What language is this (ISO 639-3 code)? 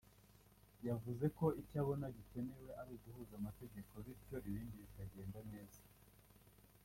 kin